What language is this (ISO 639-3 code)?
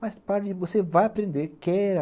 por